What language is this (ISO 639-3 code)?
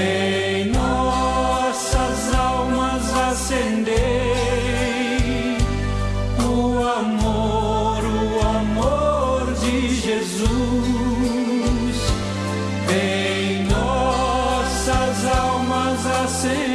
por